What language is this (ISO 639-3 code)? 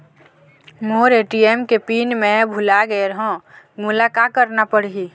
hne